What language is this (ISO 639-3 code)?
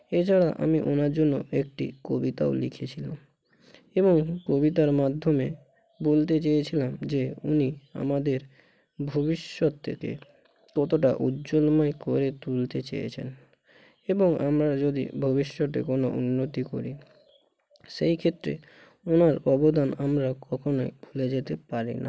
ben